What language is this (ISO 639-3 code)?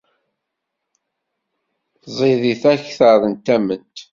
kab